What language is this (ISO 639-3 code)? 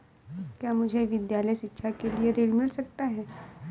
hin